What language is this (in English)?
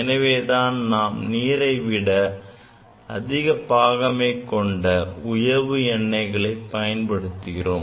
Tamil